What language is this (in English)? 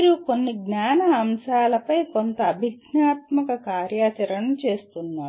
Telugu